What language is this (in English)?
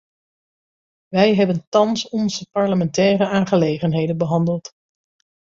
Dutch